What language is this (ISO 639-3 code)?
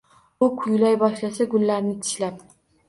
uzb